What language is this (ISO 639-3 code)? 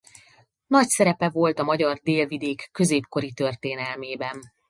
hun